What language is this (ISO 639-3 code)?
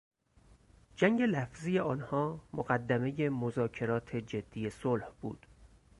fas